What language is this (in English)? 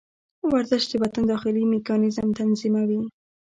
Pashto